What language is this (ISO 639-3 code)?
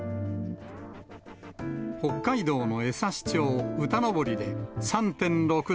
jpn